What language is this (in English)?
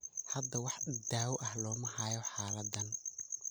Somali